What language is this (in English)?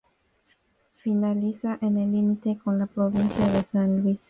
Spanish